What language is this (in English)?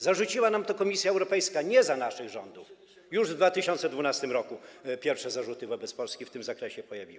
Polish